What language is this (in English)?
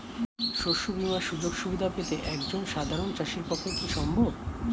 Bangla